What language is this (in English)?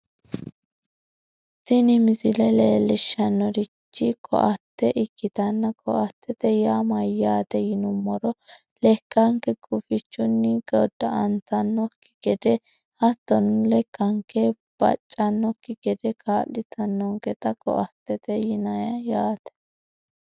Sidamo